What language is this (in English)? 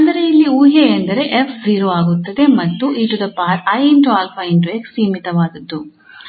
Kannada